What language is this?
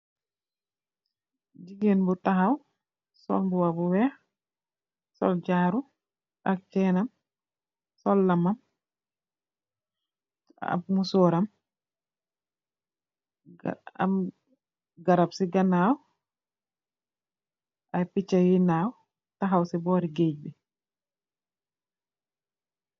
Wolof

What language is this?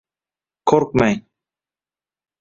Uzbek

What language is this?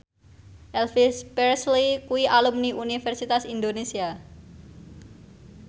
Javanese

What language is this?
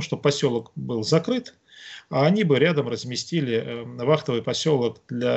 Russian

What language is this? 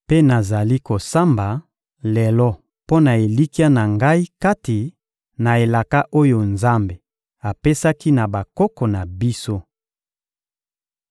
Lingala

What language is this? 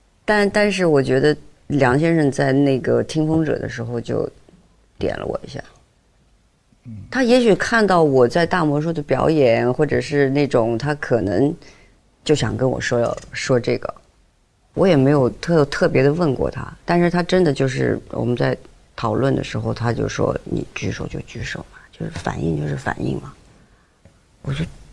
Chinese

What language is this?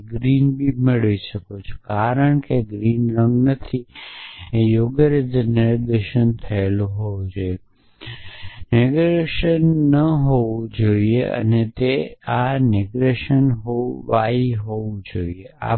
Gujarati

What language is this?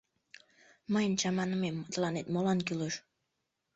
Mari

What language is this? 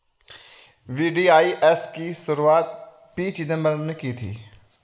Hindi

